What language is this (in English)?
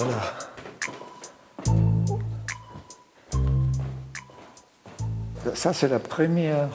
French